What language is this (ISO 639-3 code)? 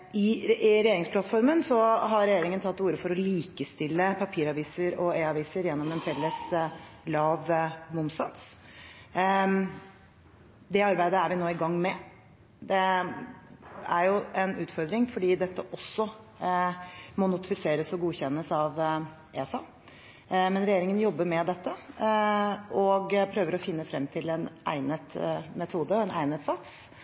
nob